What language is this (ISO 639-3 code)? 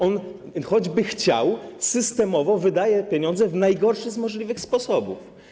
pol